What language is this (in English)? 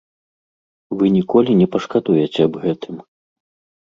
Belarusian